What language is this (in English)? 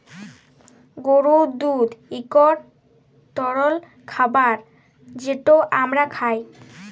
Bangla